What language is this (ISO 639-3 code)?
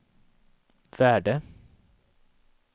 swe